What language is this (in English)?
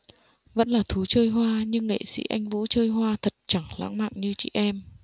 Vietnamese